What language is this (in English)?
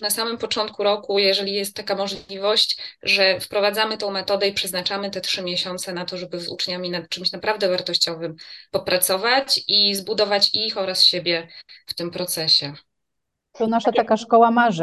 Polish